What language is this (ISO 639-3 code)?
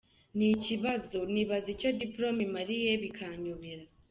kin